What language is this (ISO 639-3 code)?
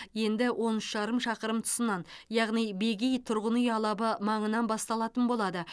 kaz